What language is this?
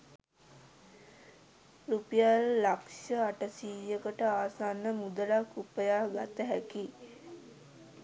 Sinhala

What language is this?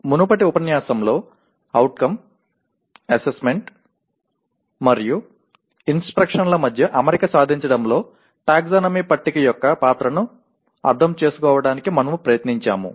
Telugu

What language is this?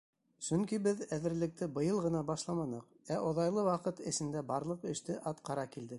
Bashkir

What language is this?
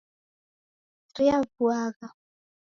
Taita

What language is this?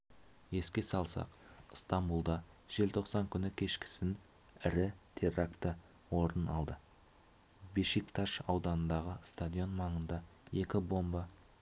Kazakh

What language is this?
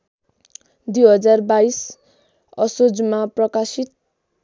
Nepali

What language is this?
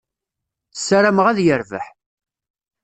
Kabyle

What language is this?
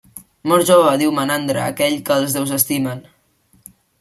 Catalan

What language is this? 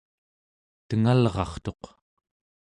Central Yupik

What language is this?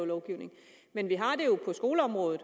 Danish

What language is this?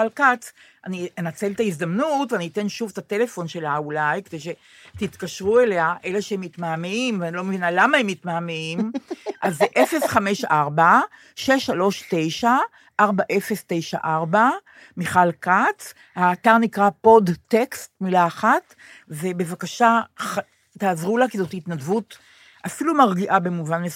Hebrew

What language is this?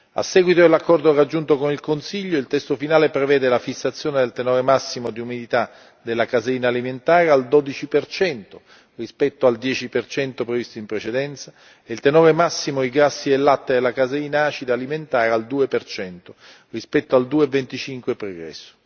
Italian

